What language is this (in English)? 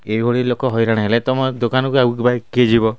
Odia